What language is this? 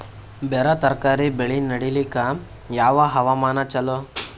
Kannada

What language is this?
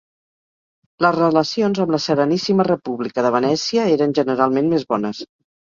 Catalan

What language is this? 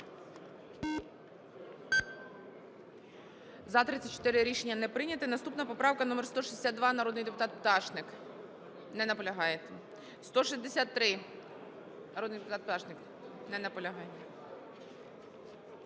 Ukrainian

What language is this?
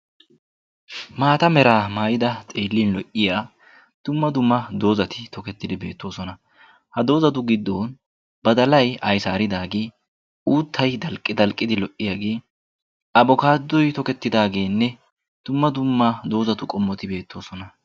Wolaytta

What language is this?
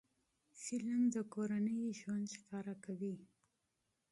Pashto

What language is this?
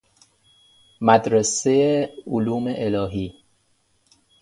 Persian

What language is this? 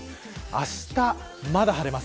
Japanese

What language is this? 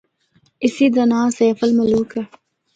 Northern Hindko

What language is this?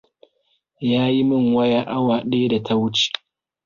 Hausa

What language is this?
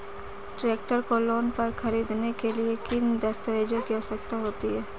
Hindi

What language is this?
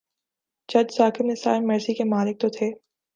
Urdu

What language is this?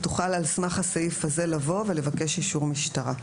Hebrew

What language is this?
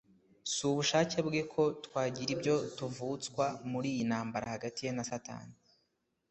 Kinyarwanda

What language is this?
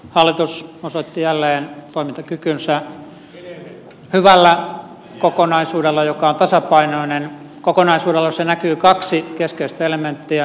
Finnish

